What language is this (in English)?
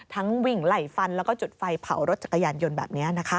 Thai